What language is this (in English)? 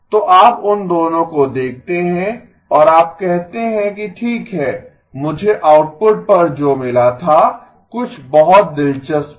Hindi